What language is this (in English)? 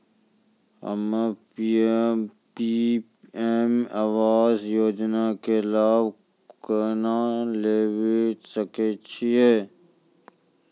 Maithili